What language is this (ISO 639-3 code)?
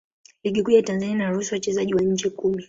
swa